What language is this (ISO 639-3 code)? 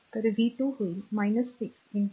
mar